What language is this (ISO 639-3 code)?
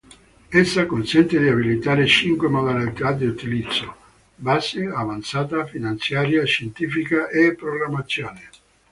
ita